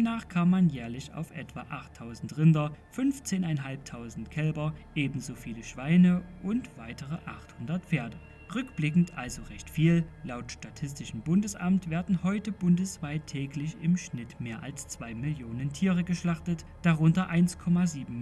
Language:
German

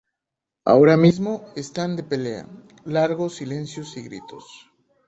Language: Spanish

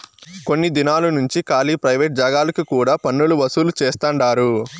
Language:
Telugu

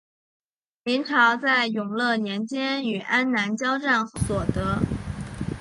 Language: Chinese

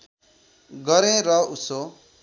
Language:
Nepali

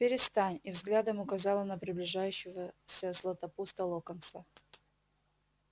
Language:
Russian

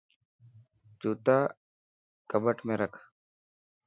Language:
Dhatki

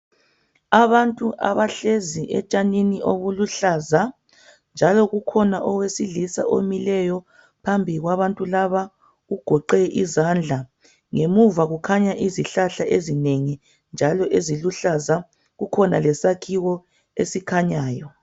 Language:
North Ndebele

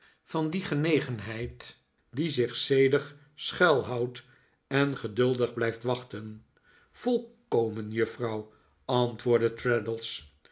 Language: Dutch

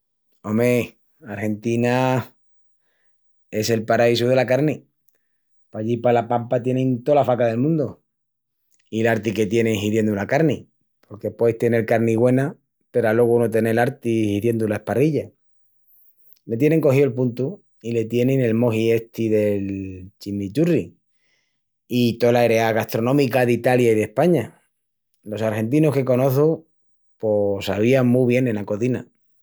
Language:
Extremaduran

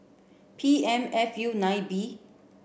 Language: English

